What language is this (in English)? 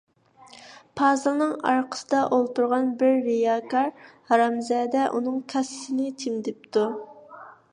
Uyghur